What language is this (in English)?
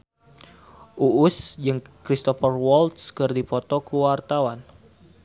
Sundanese